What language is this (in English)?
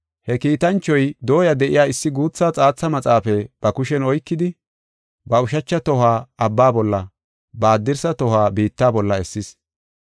Gofa